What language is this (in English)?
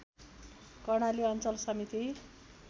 Nepali